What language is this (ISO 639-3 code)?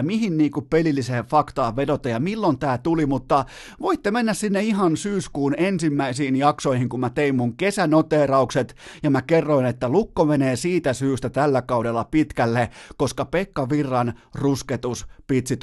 fin